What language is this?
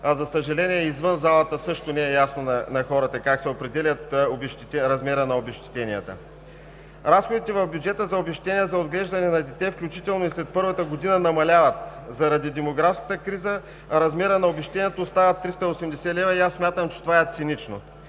Bulgarian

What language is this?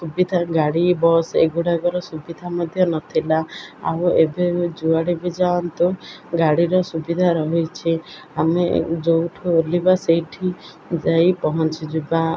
Odia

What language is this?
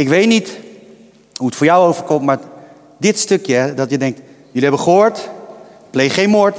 Dutch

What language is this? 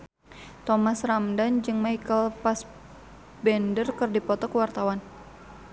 Sundanese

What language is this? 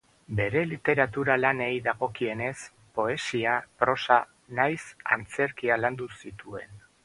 Basque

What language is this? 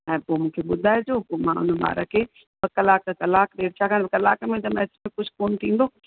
Sindhi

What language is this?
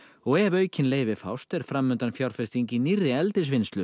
Icelandic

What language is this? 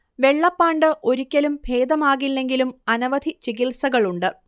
Malayalam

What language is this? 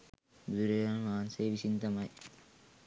Sinhala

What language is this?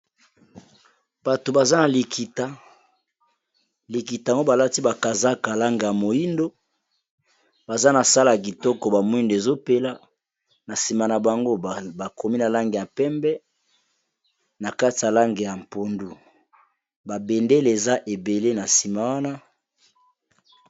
Lingala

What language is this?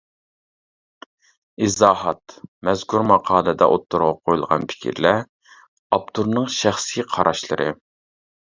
Uyghur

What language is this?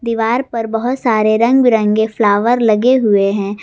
Hindi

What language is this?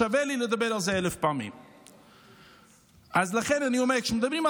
Hebrew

